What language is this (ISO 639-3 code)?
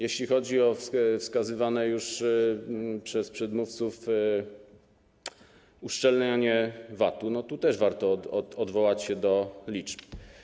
pol